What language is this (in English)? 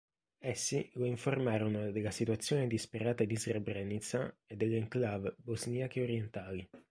Italian